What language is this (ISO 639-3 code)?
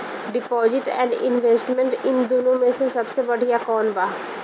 bho